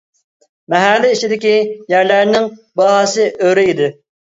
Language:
Uyghur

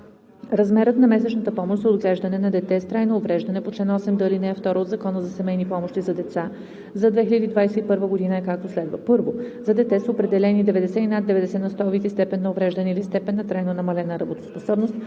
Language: Bulgarian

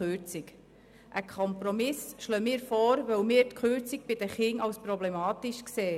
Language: Swiss German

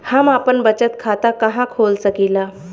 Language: Bhojpuri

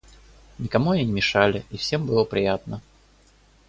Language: Russian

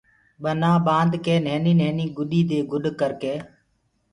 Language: Gurgula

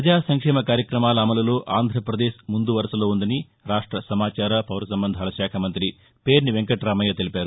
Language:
Telugu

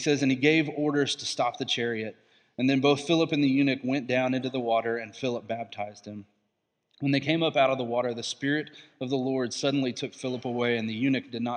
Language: English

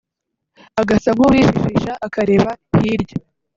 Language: Kinyarwanda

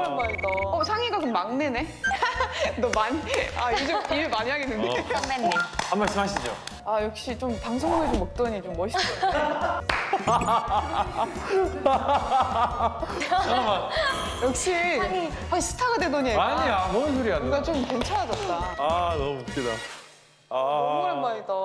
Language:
Korean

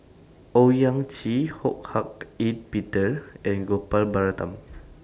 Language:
English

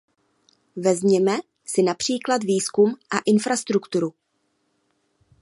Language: Czech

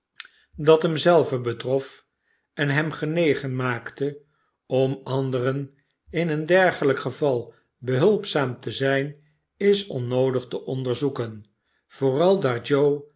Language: Dutch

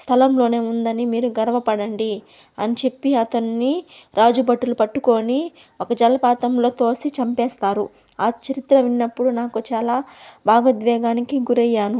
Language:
Telugu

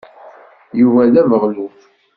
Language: Kabyle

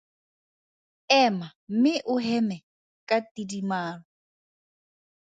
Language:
Tswana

